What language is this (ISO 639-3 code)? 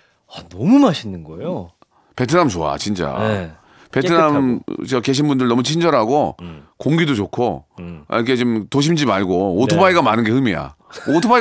kor